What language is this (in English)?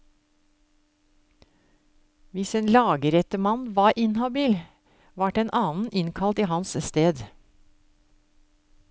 Norwegian